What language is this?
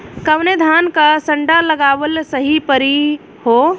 Bhojpuri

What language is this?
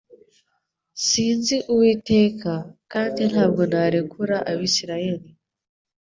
Kinyarwanda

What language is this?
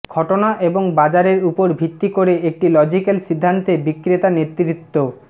Bangla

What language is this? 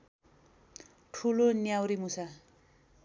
Nepali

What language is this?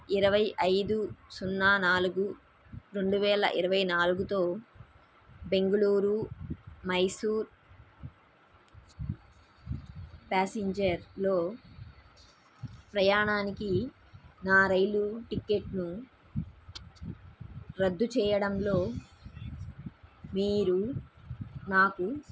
Telugu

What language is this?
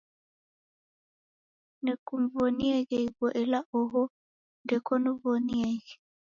Taita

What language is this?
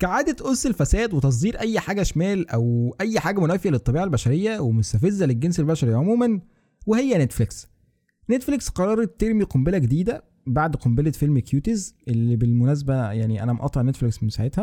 Arabic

